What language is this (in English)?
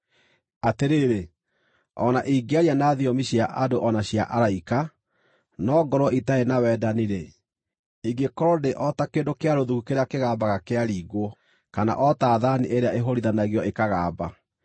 Kikuyu